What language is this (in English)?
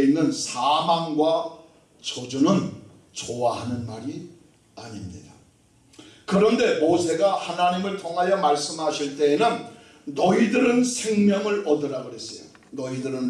Korean